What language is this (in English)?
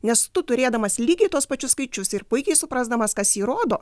Lithuanian